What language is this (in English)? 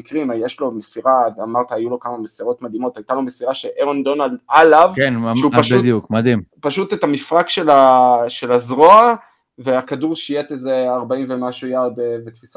Hebrew